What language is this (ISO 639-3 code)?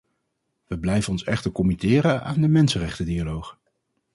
nld